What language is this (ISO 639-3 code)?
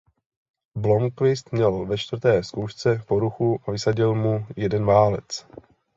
ces